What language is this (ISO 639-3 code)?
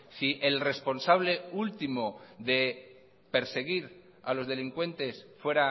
spa